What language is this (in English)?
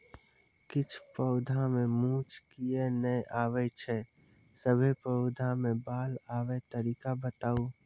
Maithili